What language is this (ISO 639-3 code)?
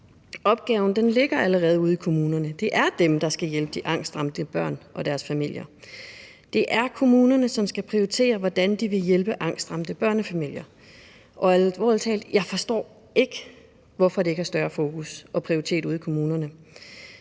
dan